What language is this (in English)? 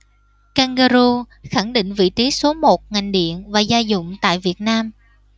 Vietnamese